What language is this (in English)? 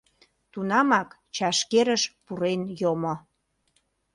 Mari